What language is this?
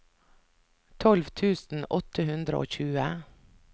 Norwegian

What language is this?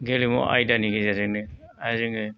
Bodo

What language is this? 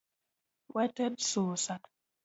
Luo (Kenya and Tanzania)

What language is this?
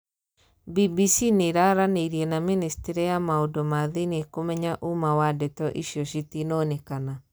Kikuyu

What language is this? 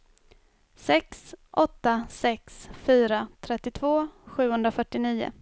Swedish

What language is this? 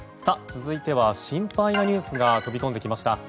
Japanese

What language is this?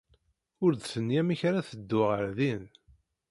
Kabyle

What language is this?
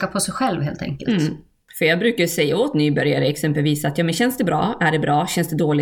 Swedish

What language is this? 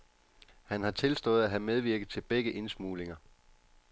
Danish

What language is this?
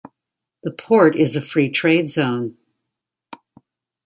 English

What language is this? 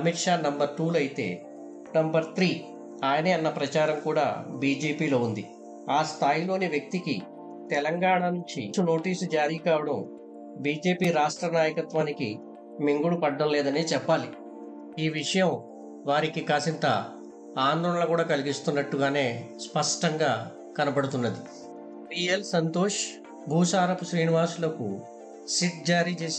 Telugu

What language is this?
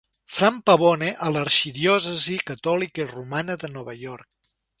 Catalan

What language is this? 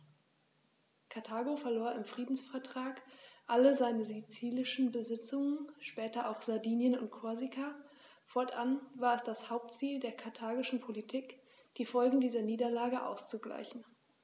German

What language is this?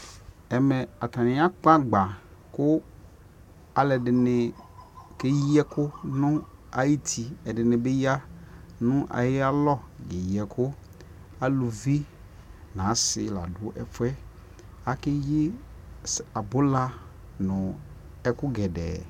Ikposo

